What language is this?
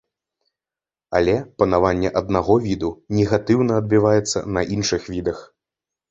Belarusian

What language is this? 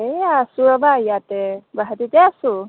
Assamese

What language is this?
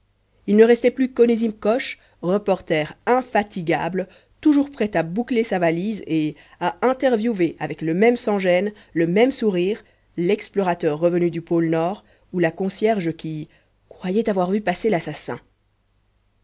French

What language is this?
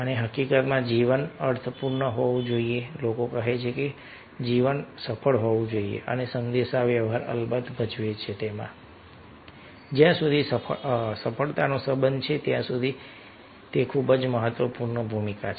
Gujarati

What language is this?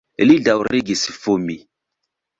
Esperanto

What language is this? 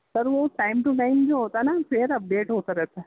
Urdu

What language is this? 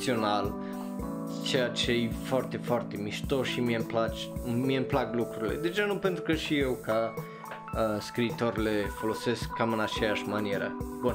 Romanian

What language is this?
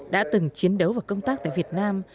Vietnamese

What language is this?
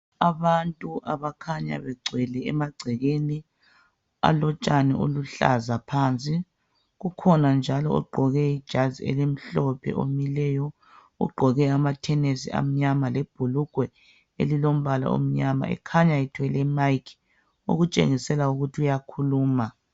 North Ndebele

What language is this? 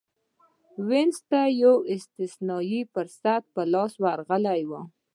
Pashto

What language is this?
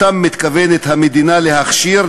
Hebrew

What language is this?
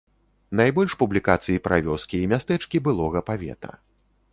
Belarusian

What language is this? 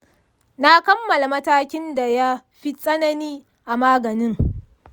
Hausa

